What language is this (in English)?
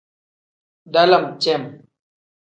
Tem